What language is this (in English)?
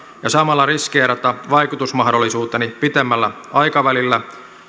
Finnish